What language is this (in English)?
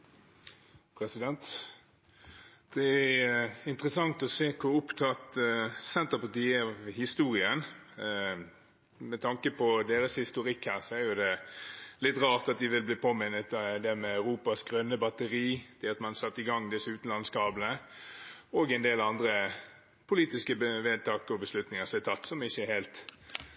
Norwegian Bokmål